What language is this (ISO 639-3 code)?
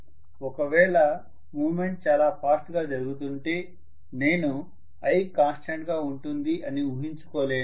tel